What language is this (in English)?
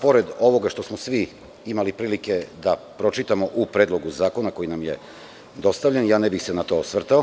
Serbian